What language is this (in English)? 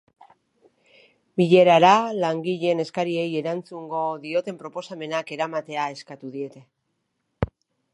Basque